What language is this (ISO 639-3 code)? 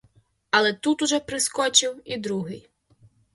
ukr